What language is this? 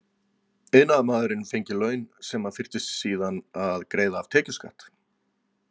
Icelandic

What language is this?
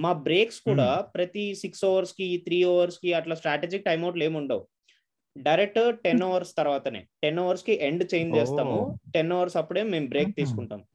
Telugu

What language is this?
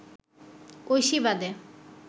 Bangla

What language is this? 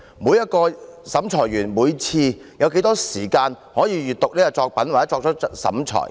Cantonese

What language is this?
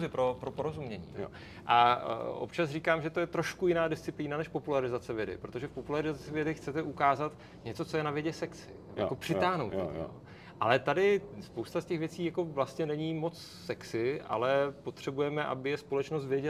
Czech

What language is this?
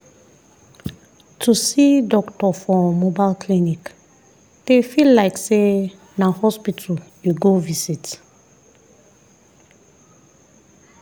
Nigerian Pidgin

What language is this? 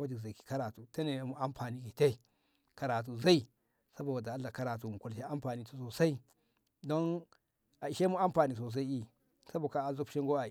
Ngamo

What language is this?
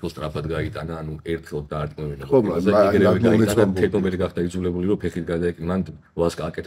Romanian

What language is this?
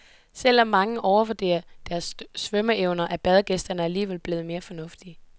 Danish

